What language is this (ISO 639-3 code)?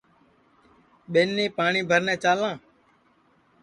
ssi